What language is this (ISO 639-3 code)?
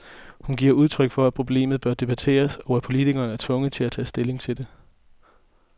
dan